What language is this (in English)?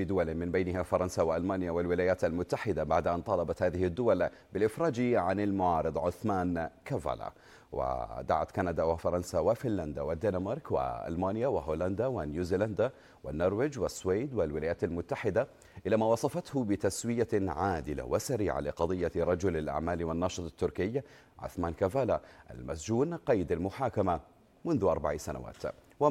Arabic